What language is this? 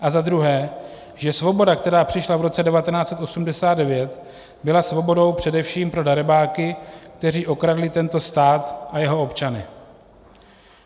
Czech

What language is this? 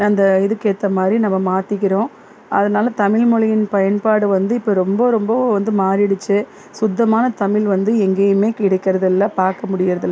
Tamil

